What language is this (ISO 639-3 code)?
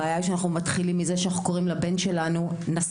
heb